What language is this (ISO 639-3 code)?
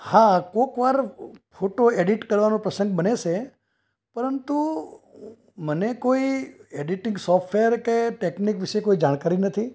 guj